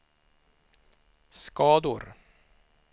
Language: Swedish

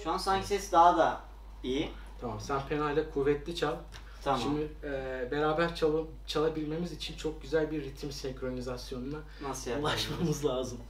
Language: Turkish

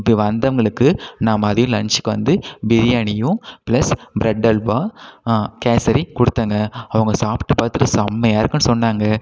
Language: Tamil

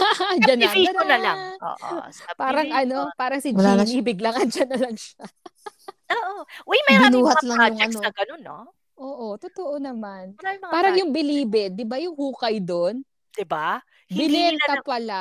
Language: Filipino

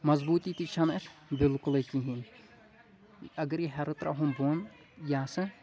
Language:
Kashmiri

